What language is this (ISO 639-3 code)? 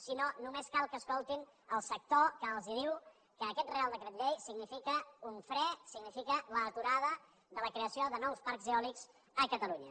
cat